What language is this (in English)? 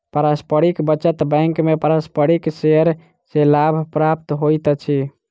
Maithili